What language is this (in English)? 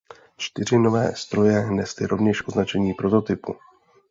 Czech